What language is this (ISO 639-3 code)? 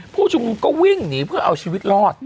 tha